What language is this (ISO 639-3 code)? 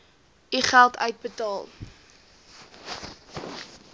afr